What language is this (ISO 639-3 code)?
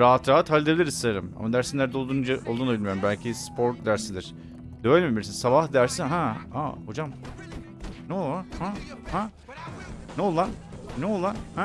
tur